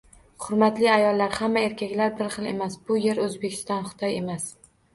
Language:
Uzbek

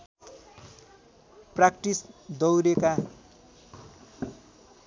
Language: Nepali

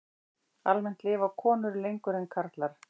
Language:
Icelandic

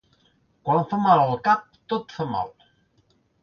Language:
Catalan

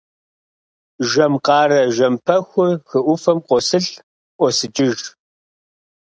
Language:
Kabardian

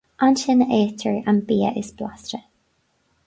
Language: Irish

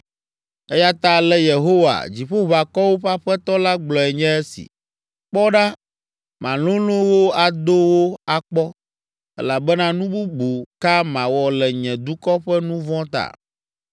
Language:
Ewe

